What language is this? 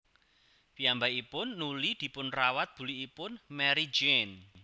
Javanese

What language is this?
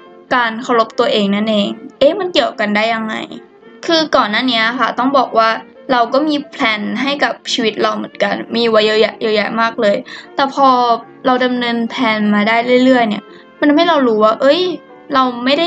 Thai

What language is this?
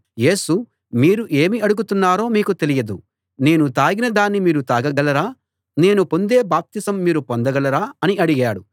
Telugu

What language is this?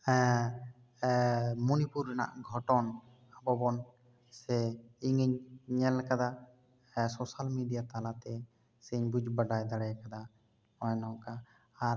Santali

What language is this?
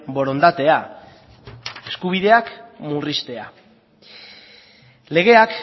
Basque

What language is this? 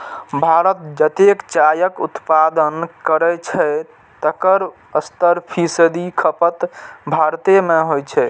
Maithili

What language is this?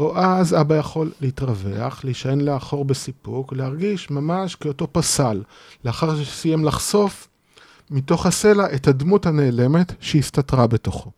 Hebrew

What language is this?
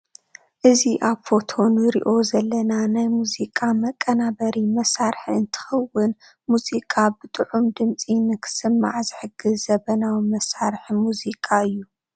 Tigrinya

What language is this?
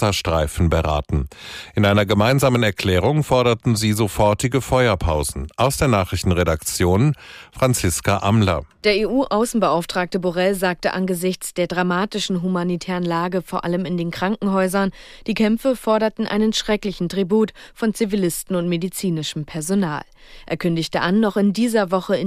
German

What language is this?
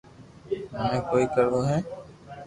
Loarki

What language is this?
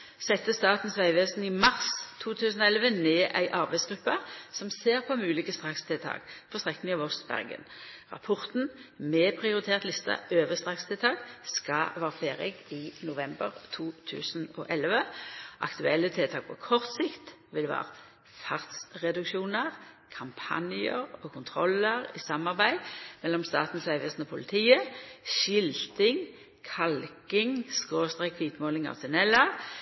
Norwegian Nynorsk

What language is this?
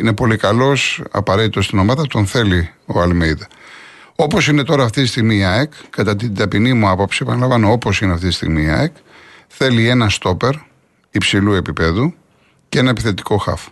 Greek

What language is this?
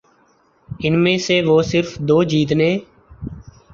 Urdu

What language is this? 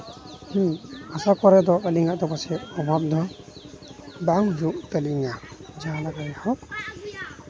Santali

